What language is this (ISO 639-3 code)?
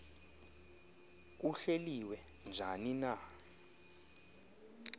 xho